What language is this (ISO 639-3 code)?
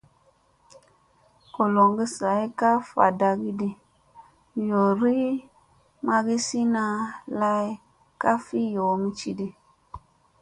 mse